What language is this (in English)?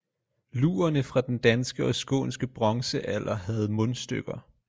Danish